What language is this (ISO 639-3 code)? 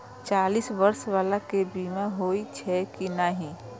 mai